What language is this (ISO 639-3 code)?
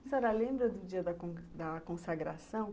por